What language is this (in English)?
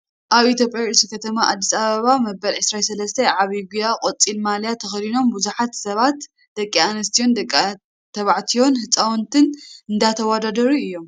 Tigrinya